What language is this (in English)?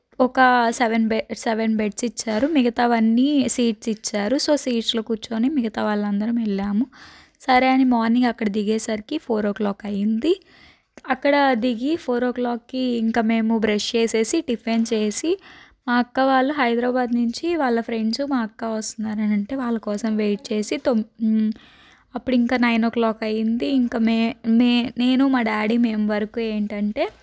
Telugu